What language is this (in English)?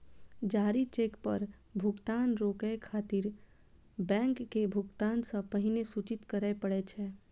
Maithili